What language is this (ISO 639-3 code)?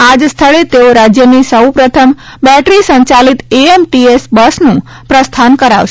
guj